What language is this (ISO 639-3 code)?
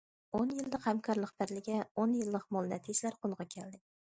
uig